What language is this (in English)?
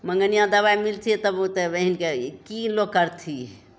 Maithili